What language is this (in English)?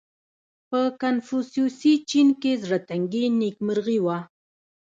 Pashto